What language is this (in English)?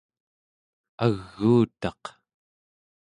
Central Yupik